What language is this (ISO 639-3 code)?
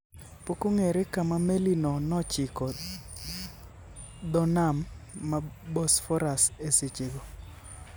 luo